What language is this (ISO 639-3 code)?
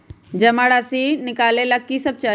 mag